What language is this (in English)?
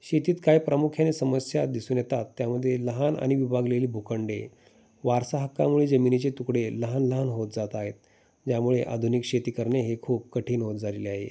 Marathi